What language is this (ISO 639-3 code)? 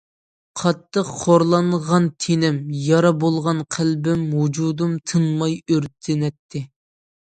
uig